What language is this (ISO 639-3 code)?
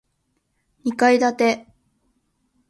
jpn